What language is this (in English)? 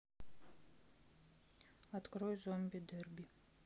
Russian